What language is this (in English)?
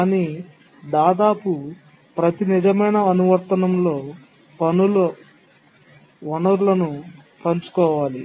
Telugu